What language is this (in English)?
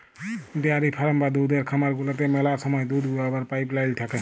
Bangla